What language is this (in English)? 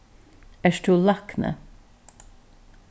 Faroese